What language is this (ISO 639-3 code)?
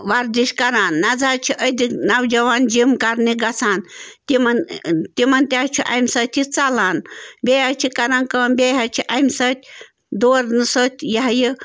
kas